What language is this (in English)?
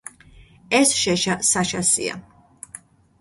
Georgian